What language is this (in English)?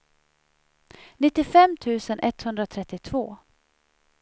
Swedish